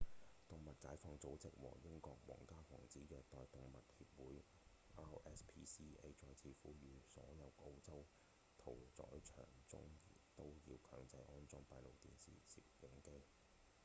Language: Cantonese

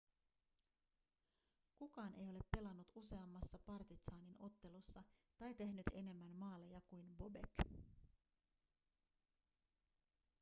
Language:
Finnish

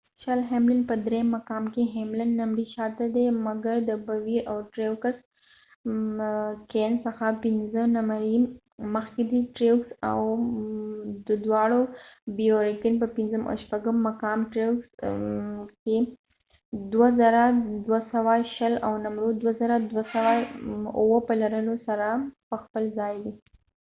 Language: Pashto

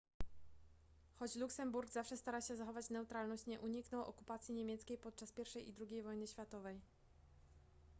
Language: Polish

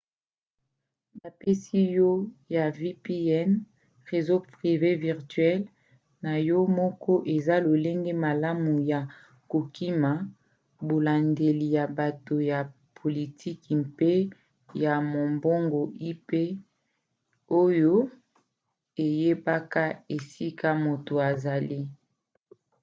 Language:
Lingala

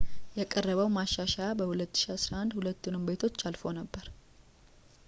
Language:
Amharic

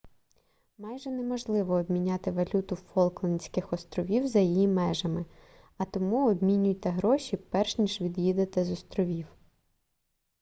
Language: Ukrainian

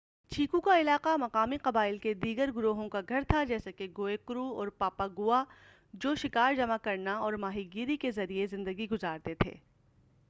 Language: Urdu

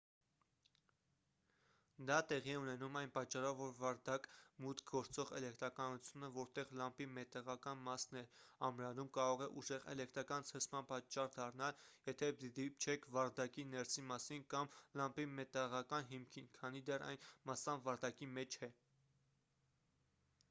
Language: Armenian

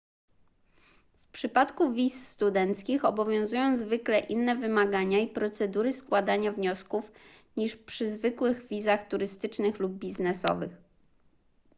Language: Polish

